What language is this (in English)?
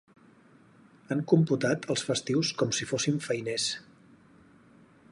Catalan